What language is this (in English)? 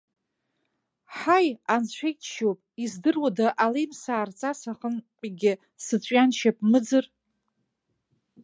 Abkhazian